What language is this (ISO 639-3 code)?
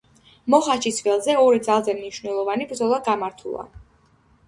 kat